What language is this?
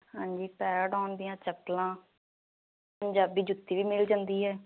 Punjabi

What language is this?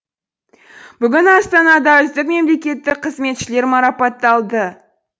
Kazakh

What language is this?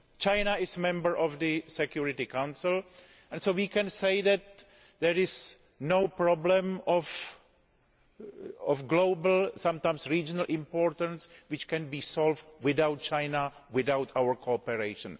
English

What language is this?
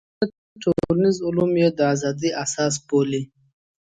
Pashto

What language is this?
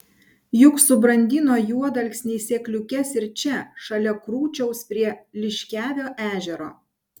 Lithuanian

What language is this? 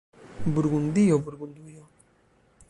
Esperanto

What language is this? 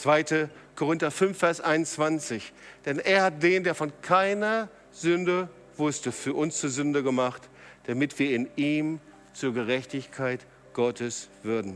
German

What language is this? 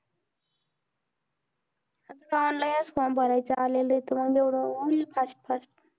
Marathi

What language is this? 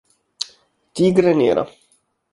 Italian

